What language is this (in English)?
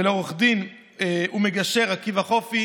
Hebrew